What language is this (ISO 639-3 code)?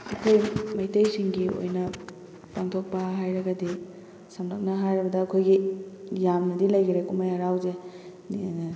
mni